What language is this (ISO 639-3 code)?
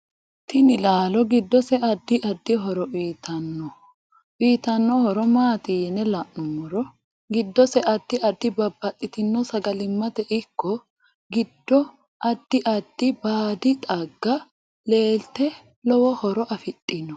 sid